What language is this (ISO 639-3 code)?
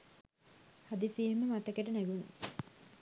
sin